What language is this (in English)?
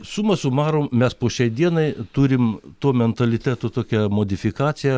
Lithuanian